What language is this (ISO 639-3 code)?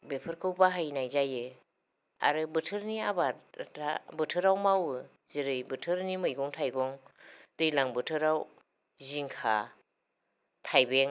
brx